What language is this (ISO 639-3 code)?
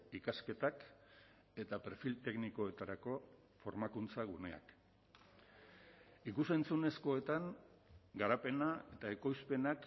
eus